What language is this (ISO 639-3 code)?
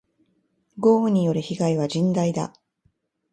jpn